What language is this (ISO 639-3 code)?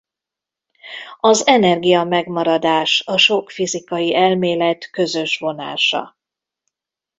hun